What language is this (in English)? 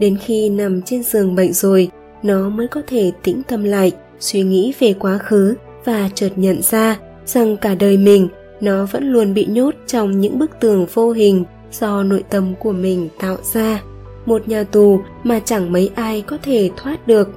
Vietnamese